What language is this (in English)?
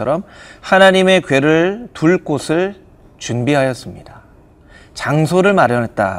Korean